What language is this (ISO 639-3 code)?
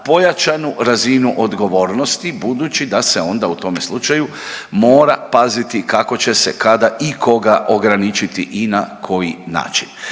hrv